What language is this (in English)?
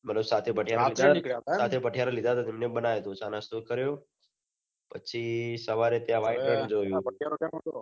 Gujarati